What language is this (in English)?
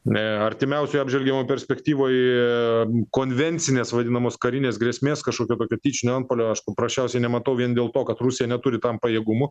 Lithuanian